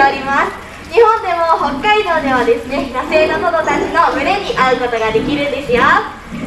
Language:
Japanese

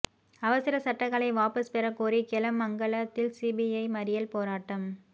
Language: Tamil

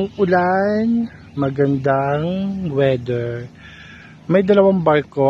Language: Filipino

